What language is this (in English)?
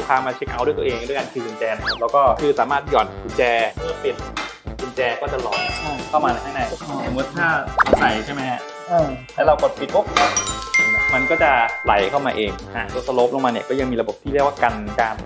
Thai